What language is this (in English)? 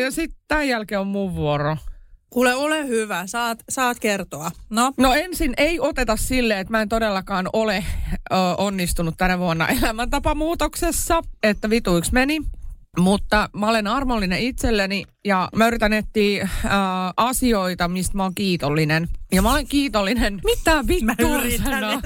Finnish